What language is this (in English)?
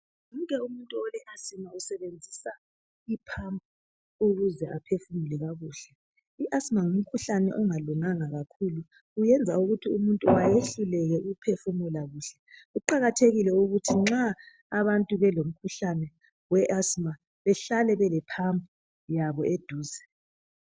North Ndebele